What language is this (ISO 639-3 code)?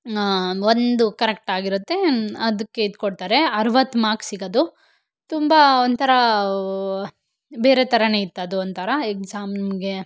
kan